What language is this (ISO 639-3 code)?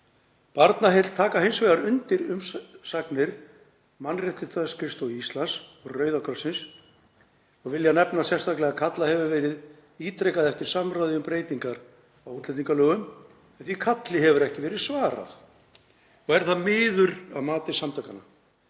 isl